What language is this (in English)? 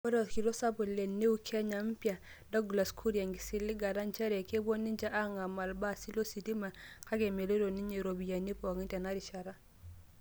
Masai